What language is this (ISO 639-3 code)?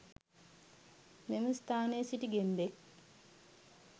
sin